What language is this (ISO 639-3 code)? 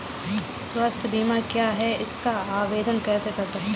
hin